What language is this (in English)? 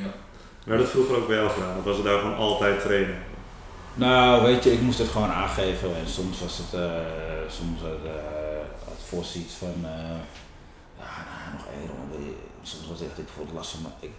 Dutch